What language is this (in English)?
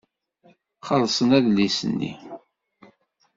Kabyle